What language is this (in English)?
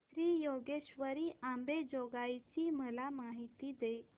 Marathi